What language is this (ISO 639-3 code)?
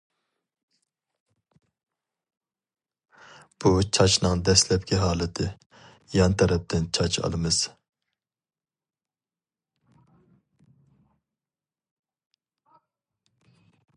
uig